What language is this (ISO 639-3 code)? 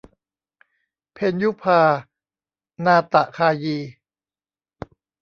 tha